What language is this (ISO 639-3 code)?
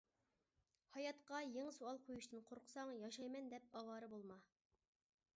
uig